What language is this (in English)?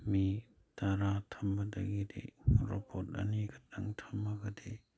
Manipuri